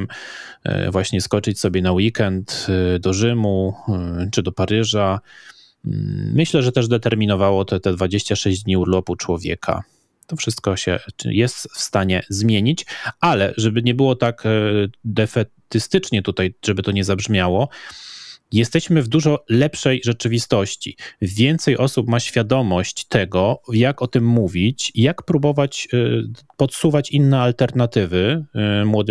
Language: Polish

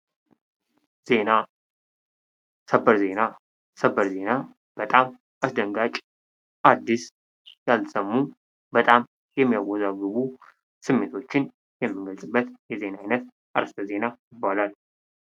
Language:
Amharic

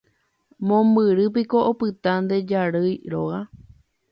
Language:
Guarani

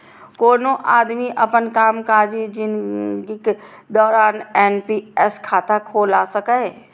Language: Maithili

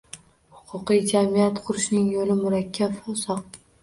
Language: Uzbek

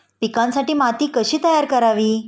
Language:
Marathi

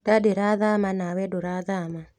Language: Kikuyu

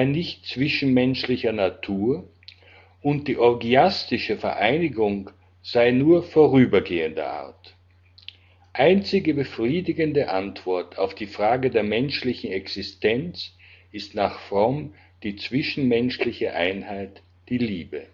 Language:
German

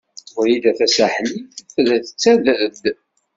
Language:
Kabyle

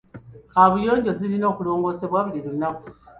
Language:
Ganda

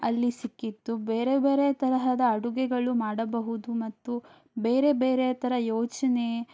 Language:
Kannada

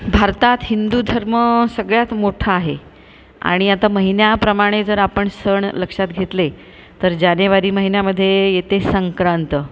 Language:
Marathi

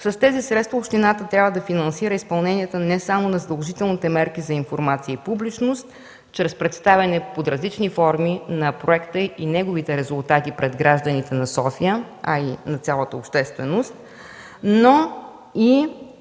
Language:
Bulgarian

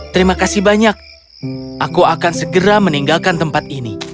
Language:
Indonesian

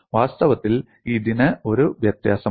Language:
Malayalam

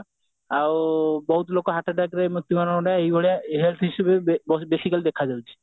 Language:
Odia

